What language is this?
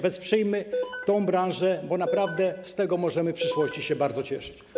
Polish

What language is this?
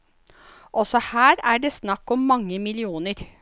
Norwegian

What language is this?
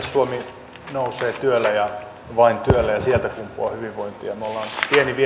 Finnish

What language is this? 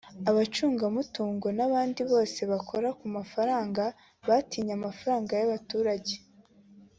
Kinyarwanda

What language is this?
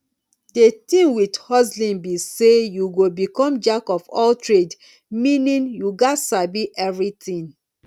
Nigerian Pidgin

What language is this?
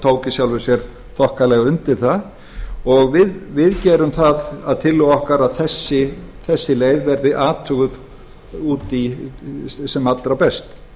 Icelandic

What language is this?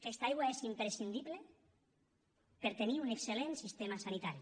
Catalan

